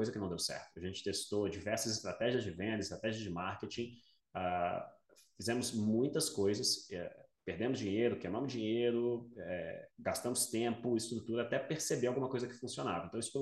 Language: Portuguese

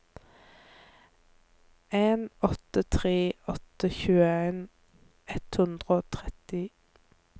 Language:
Norwegian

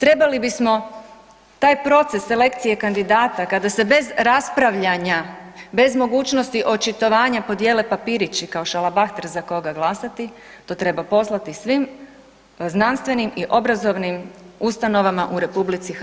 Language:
Croatian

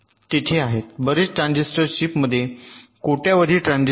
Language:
Marathi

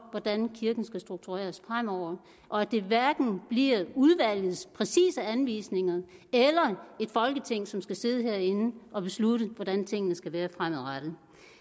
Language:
Danish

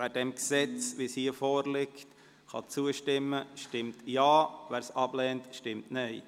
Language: Swiss German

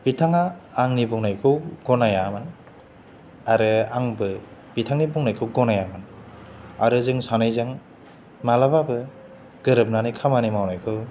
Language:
Bodo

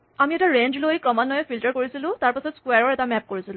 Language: Assamese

